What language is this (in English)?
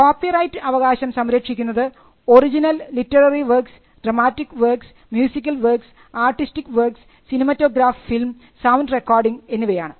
Malayalam